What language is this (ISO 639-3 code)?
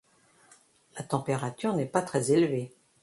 fra